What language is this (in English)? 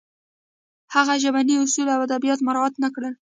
Pashto